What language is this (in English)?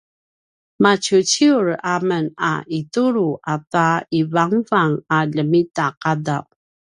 Paiwan